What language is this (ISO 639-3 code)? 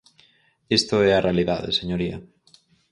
glg